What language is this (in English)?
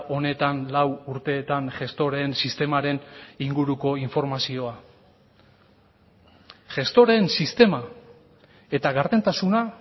Basque